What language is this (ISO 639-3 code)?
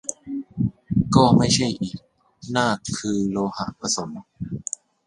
tha